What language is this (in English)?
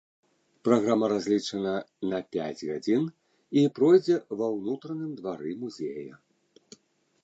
Belarusian